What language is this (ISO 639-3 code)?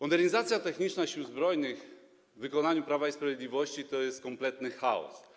pol